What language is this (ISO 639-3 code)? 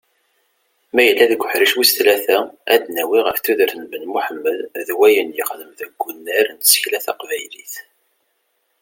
kab